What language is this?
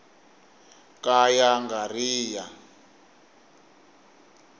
Tsonga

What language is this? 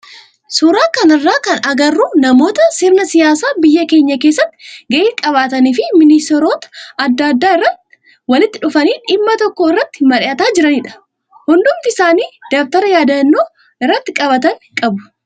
Oromo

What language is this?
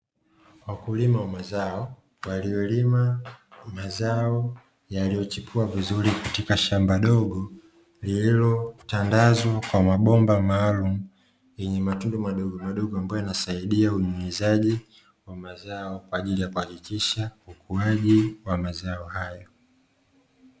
Swahili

